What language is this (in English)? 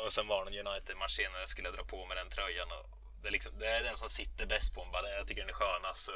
Swedish